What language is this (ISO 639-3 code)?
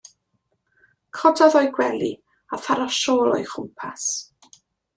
cym